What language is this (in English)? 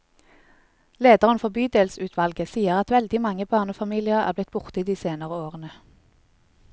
Norwegian